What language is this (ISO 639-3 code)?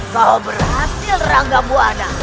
ind